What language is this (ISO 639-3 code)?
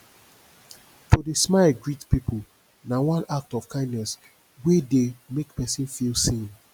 pcm